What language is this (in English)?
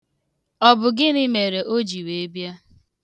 Igbo